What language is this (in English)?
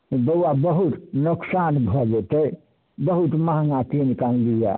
Maithili